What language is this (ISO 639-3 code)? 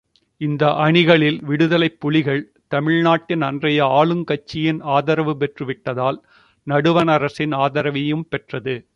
tam